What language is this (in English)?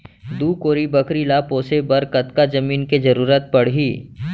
Chhattisgarhi